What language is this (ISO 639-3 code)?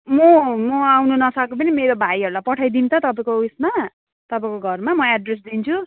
nep